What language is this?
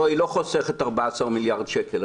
Hebrew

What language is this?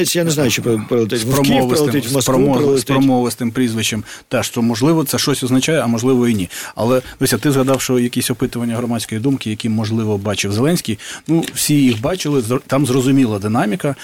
Ukrainian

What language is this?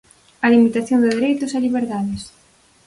Galician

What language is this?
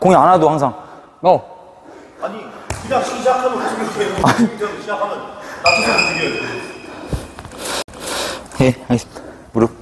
Korean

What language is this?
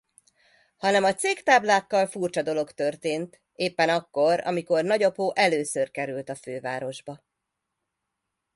Hungarian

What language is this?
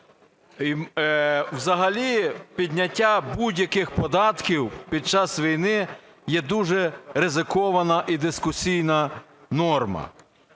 Ukrainian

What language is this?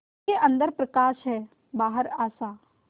Hindi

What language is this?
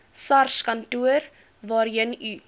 Afrikaans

